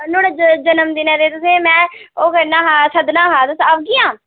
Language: Dogri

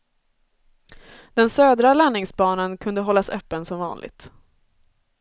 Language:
Swedish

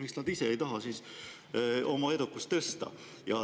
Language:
Estonian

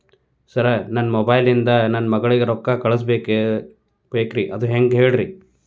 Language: Kannada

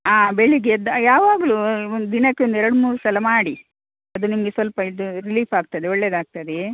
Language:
Kannada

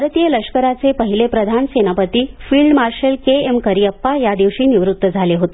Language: Marathi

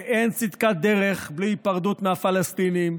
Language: Hebrew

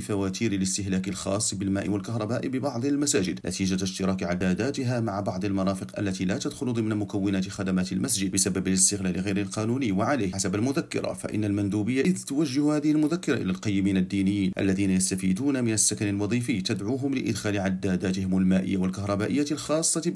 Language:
Arabic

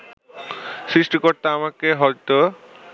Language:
Bangla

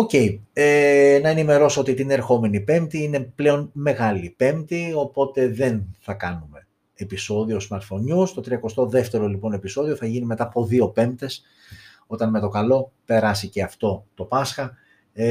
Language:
Greek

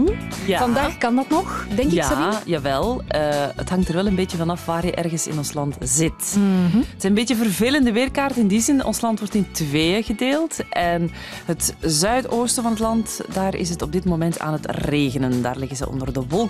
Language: Dutch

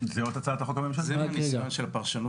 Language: Hebrew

